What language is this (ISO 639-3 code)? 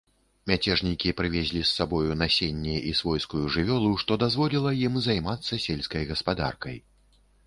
bel